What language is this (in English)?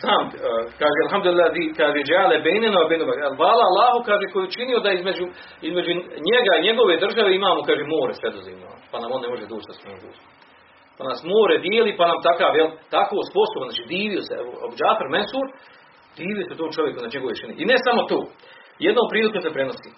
Croatian